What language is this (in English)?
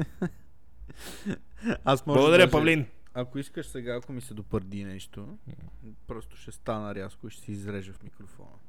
Bulgarian